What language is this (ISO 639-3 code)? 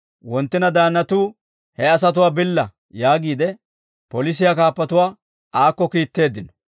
dwr